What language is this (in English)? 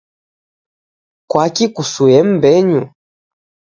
Taita